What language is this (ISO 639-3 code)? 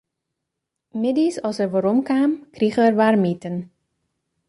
fry